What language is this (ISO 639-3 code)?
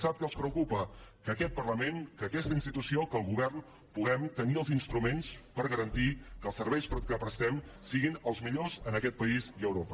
cat